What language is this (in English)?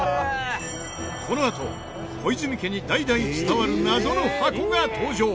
Japanese